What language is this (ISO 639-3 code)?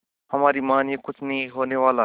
hin